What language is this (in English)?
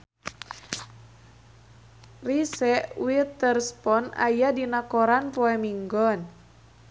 Sundanese